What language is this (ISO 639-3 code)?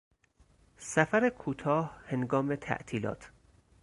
fas